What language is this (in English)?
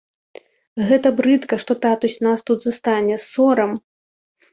Belarusian